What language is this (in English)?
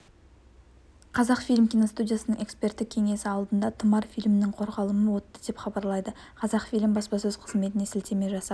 Kazakh